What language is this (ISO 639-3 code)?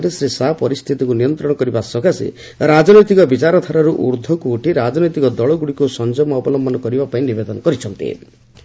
ori